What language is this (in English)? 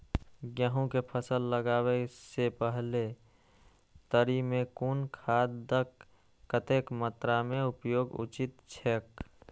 Maithili